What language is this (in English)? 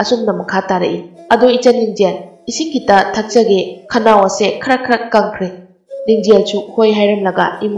Thai